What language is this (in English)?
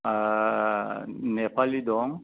Bodo